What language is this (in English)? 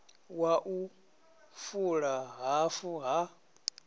Venda